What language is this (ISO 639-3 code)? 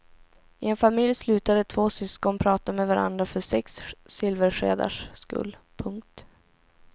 swe